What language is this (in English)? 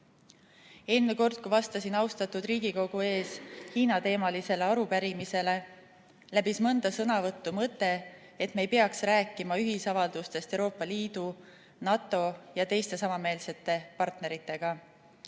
Estonian